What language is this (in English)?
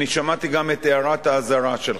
Hebrew